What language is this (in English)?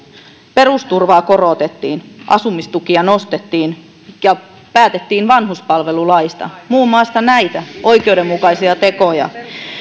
Finnish